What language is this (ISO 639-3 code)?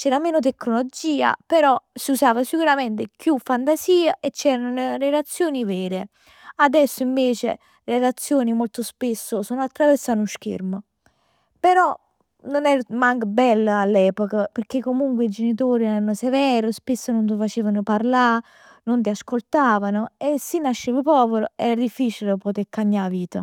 nap